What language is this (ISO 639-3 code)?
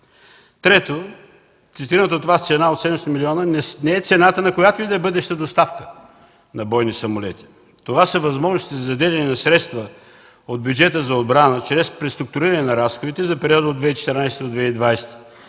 bul